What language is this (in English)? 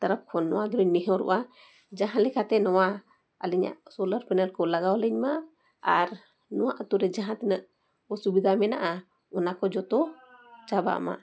Santali